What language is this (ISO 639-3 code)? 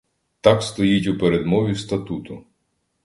ukr